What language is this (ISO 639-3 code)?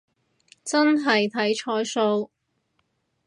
yue